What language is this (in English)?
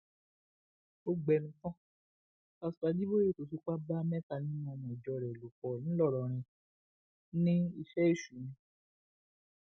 Yoruba